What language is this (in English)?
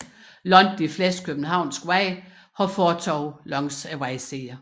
Danish